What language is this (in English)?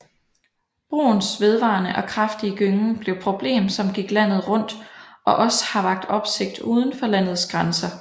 Danish